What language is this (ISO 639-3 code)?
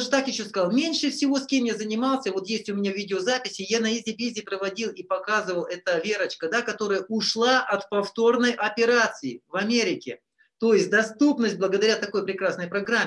rus